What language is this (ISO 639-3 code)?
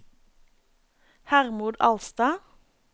nor